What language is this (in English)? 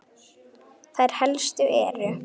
Icelandic